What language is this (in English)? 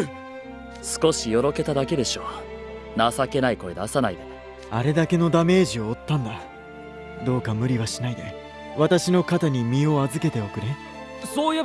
Japanese